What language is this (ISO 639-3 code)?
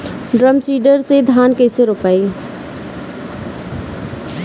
bho